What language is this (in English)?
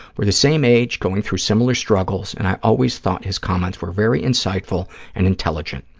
English